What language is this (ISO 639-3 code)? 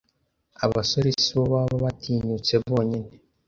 kin